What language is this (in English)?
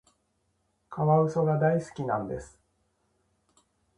Japanese